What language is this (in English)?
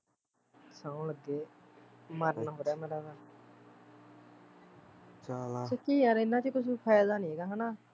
Punjabi